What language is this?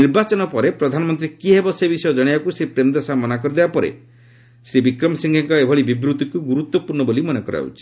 Odia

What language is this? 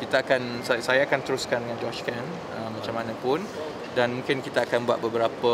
Malay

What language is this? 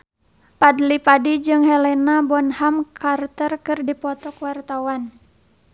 Sundanese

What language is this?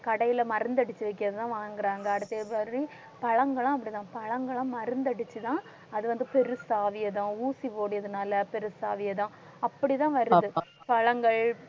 Tamil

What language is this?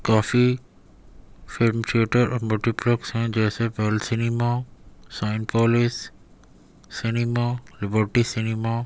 Urdu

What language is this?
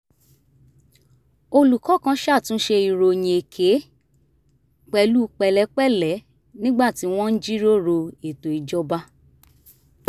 Yoruba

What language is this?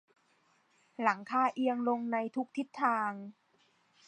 Thai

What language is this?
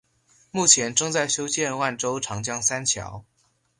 Chinese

